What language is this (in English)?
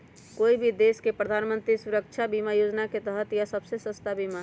Magahi